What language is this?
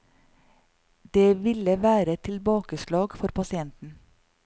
Norwegian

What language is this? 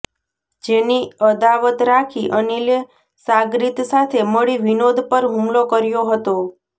Gujarati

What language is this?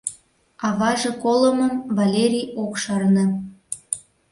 Mari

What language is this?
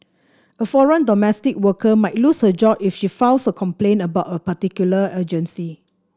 English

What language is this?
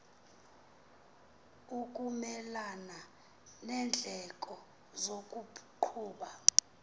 Xhosa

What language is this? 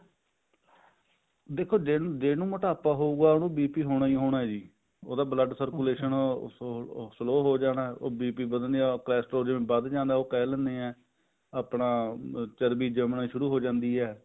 Punjabi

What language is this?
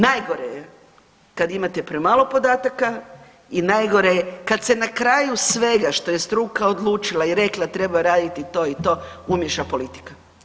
Croatian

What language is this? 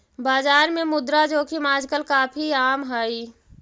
Magahi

